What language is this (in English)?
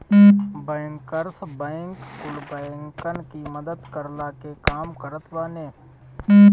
Bhojpuri